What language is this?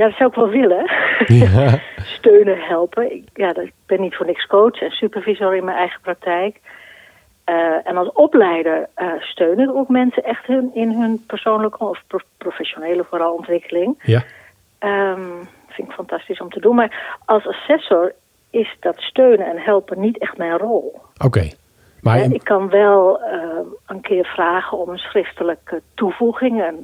Dutch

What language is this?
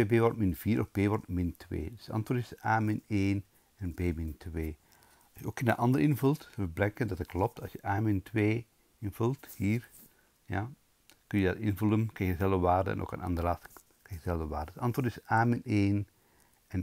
Dutch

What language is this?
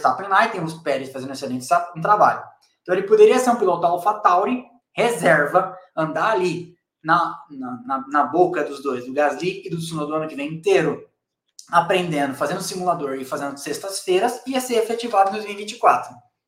Portuguese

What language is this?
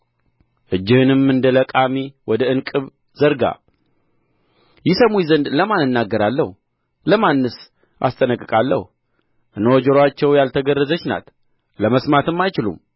Amharic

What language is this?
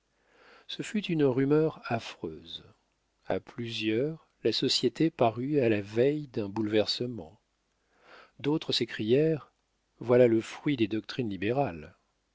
French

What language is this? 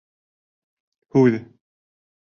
Bashkir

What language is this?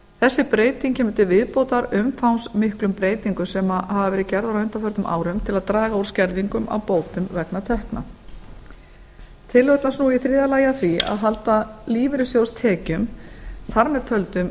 Icelandic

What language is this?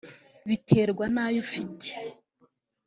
Kinyarwanda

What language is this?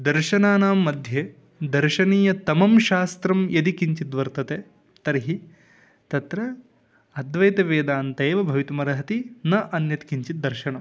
Sanskrit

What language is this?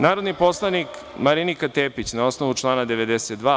Serbian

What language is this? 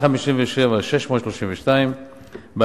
Hebrew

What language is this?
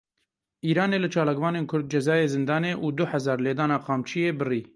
Kurdish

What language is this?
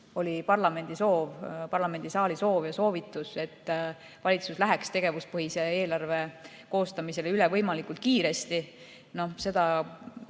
Estonian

